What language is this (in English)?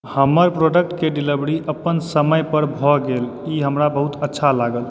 Maithili